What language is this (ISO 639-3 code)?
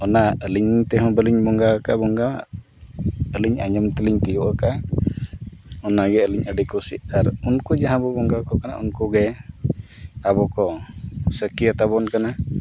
sat